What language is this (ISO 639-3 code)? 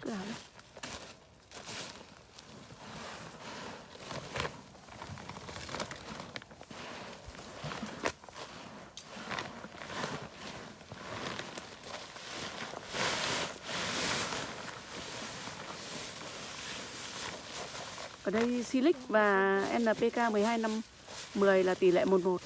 vie